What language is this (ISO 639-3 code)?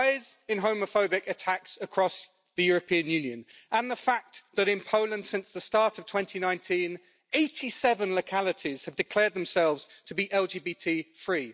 eng